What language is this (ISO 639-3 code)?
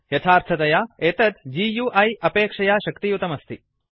san